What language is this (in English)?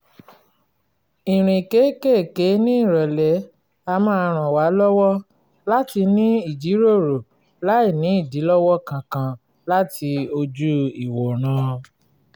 Yoruba